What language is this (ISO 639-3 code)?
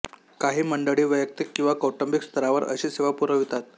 mar